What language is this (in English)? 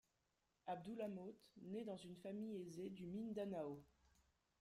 French